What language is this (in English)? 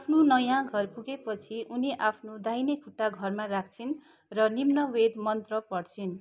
Nepali